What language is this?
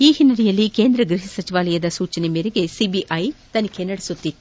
Kannada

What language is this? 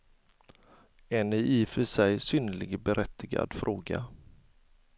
Swedish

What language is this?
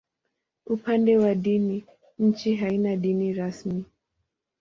Swahili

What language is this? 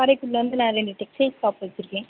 Tamil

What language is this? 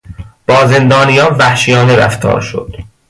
Persian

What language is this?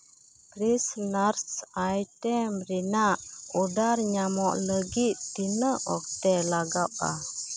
Santali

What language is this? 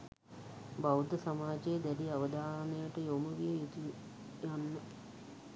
Sinhala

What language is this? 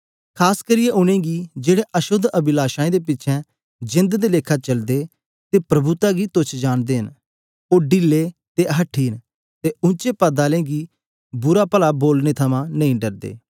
Dogri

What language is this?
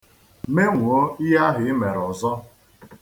Igbo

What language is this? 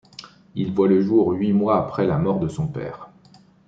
French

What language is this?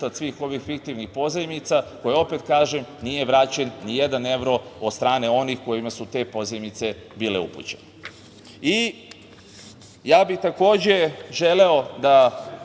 Serbian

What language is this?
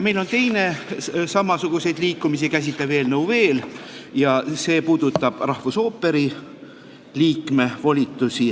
Estonian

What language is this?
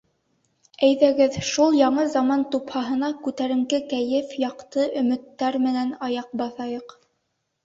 Bashkir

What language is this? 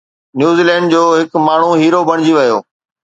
Sindhi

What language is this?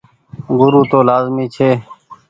Goaria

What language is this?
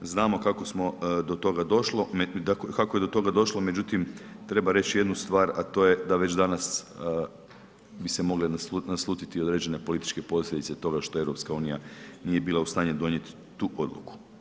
Croatian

